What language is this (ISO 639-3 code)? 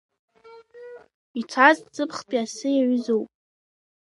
abk